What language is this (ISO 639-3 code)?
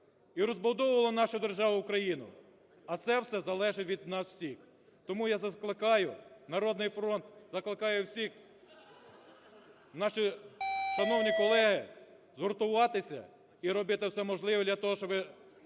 ukr